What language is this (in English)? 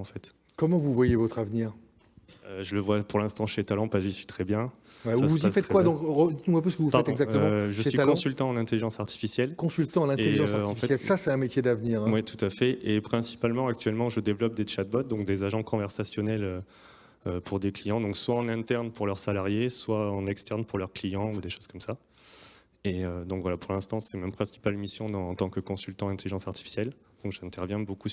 French